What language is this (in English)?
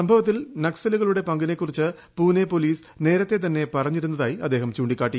Malayalam